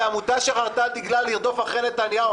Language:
Hebrew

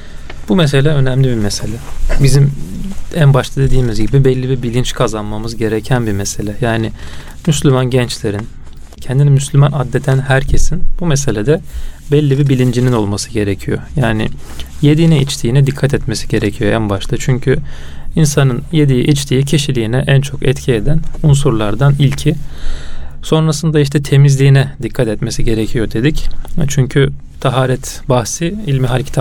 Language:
Turkish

